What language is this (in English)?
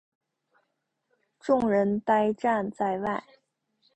Chinese